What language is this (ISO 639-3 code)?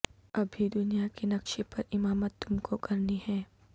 urd